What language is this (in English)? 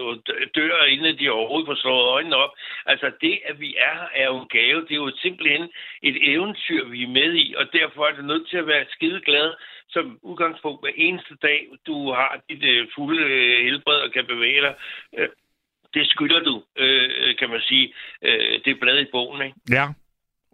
Danish